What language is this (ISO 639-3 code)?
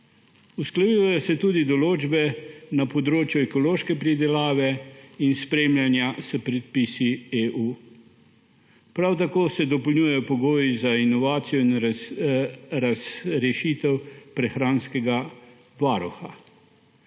slv